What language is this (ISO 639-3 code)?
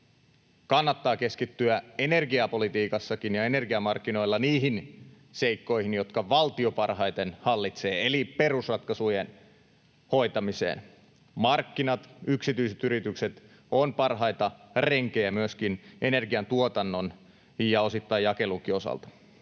fin